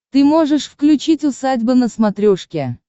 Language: Russian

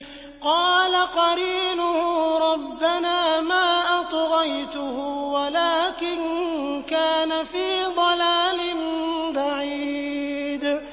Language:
Arabic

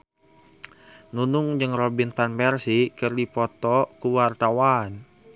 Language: Sundanese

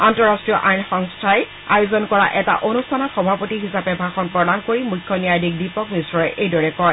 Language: Assamese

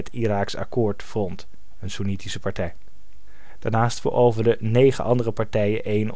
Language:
Dutch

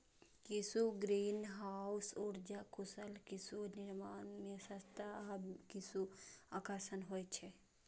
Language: Maithili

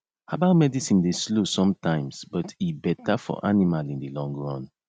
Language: Nigerian Pidgin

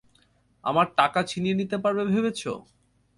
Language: Bangla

